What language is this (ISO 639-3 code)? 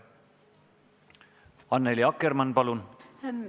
est